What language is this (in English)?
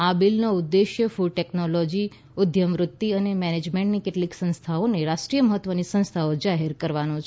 Gujarati